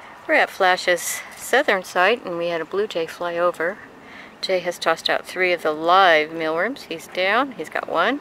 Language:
English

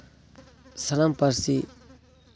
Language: Santali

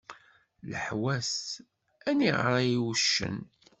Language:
Kabyle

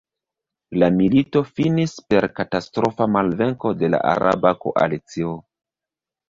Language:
Esperanto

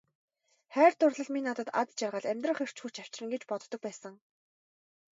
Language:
Mongolian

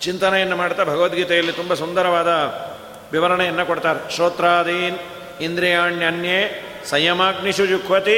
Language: Kannada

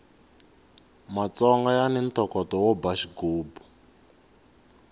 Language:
Tsonga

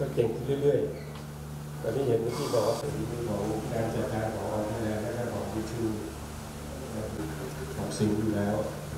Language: Thai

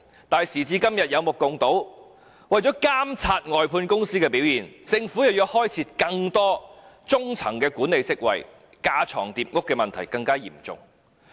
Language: Cantonese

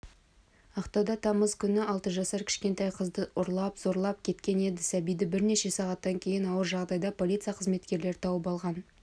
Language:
Kazakh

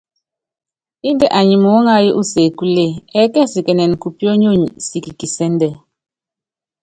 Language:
Yangben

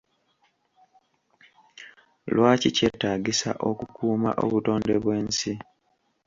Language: Ganda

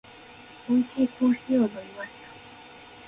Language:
Japanese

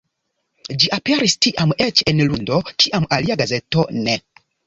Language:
Esperanto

